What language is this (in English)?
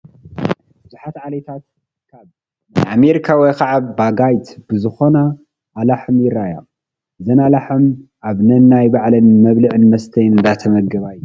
Tigrinya